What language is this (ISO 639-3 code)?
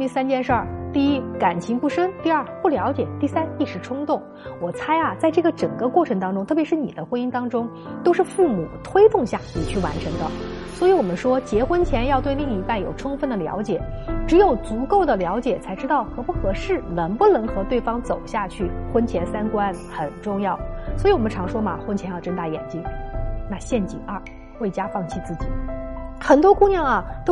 zho